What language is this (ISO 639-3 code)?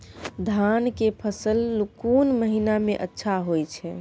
mai